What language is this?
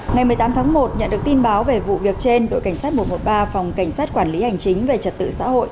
Vietnamese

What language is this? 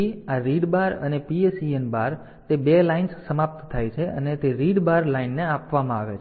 Gujarati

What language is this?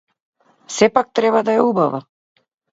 Macedonian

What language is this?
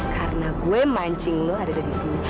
Indonesian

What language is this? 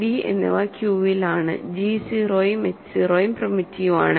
Malayalam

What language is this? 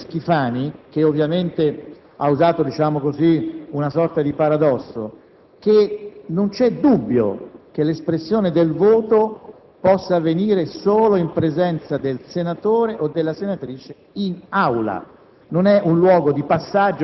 Italian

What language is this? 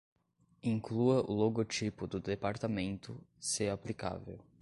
Portuguese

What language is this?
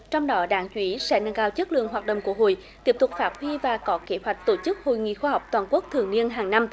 Vietnamese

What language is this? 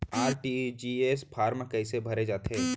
Chhattisgarhi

